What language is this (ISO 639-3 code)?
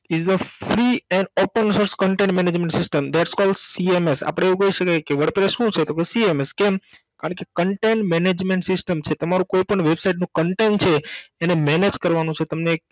guj